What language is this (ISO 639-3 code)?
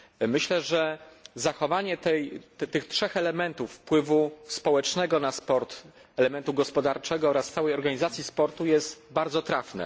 pol